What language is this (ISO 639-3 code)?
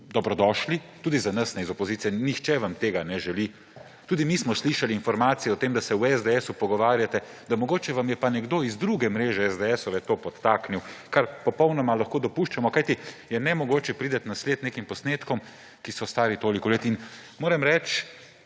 slv